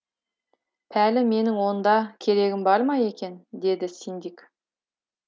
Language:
Kazakh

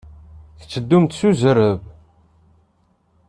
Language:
Kabyle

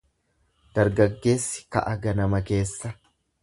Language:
Oromo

